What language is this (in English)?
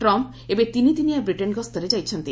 Odia